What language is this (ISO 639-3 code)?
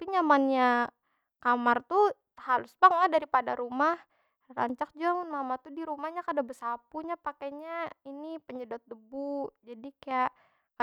bjn